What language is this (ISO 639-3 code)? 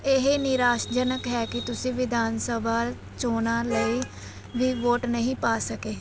pan